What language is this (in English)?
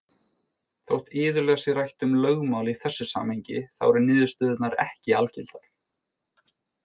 Icelandic